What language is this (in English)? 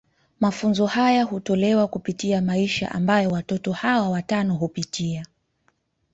Swahili